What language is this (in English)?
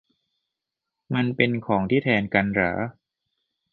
Thai